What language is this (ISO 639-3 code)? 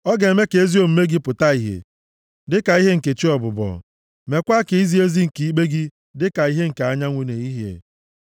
ibo